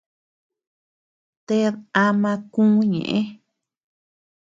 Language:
Tepeuxila Cuicatec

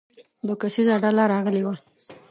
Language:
Pashto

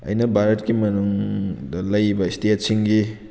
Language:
Manipuri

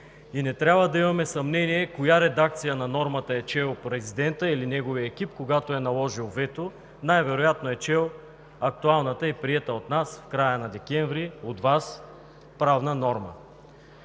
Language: Bulgarian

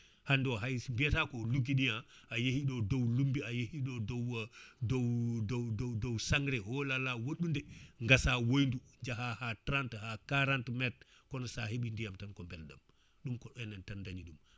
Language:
Fula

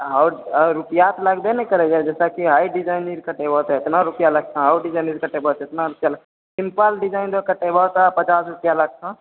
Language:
Maithili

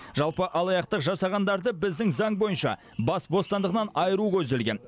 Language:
Kazakh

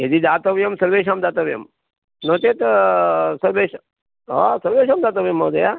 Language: Sanskrit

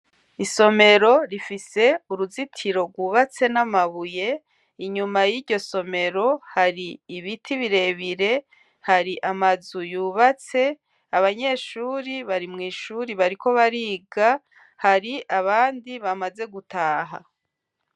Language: Rundi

